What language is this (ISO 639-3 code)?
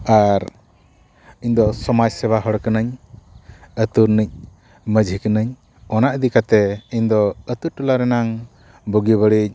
sat